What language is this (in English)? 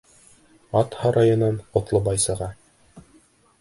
Bashkir